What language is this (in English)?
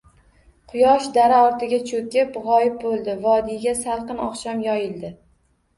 Uzbek